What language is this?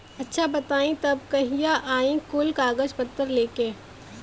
Bhojpuri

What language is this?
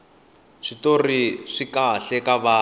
Tsonga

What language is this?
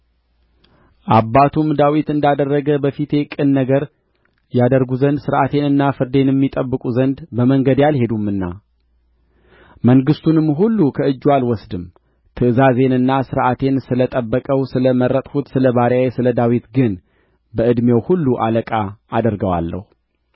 Amharic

